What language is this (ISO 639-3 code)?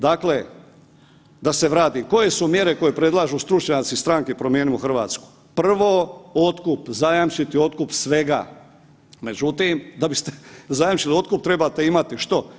hrv